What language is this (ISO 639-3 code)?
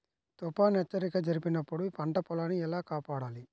tel